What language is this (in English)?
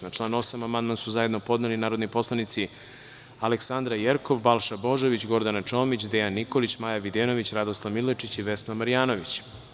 Serbian